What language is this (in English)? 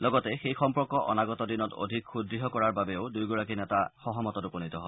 Assamese